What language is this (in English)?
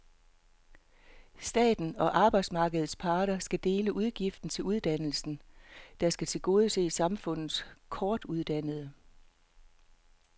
Danish